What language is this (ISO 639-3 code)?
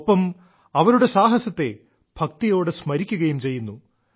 mal